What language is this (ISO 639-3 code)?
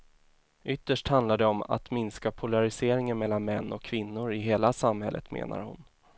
swe